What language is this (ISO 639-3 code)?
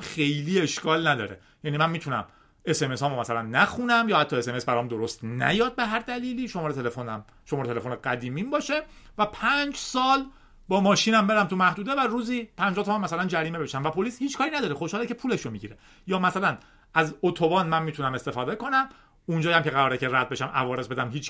fas